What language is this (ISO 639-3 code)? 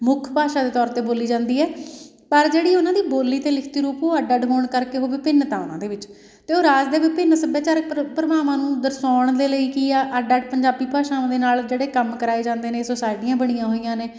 pan